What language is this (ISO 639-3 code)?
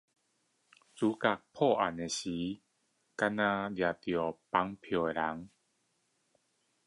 zho